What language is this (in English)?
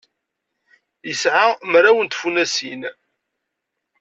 Kabyle